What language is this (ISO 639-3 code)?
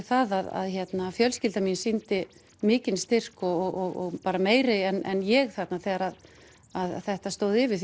isl